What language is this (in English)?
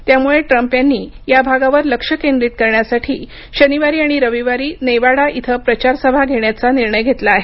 Marathi